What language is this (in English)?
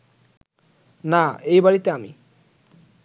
Bangla